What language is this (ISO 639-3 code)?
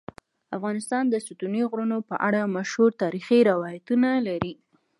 pus